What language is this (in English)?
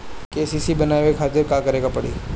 Bhojpuri